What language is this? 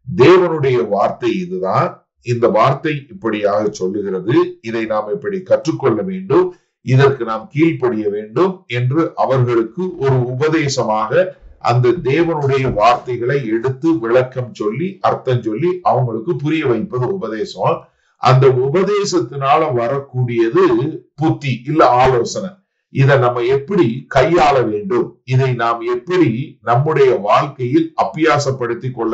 Romanian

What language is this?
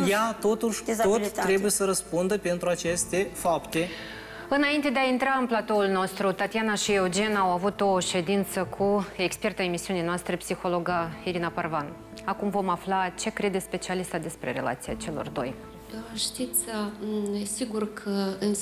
Romanian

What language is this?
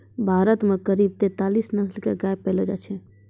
Maithili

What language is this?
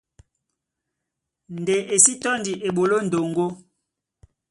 Duala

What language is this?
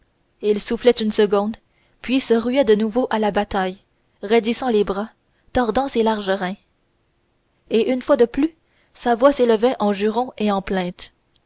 French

